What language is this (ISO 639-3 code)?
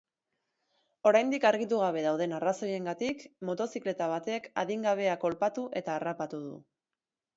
eus